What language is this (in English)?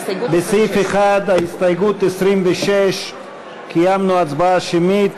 Hebrew